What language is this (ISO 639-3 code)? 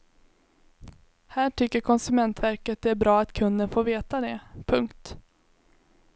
swe